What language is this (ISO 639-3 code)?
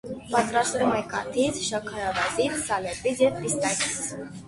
hye